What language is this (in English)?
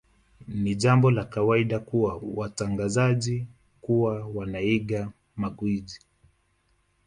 Swahili